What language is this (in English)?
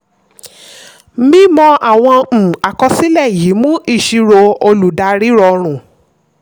Yoruba